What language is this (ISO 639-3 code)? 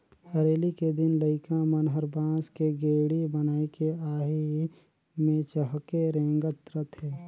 hne